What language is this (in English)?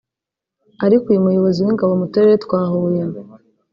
Kinyarwanda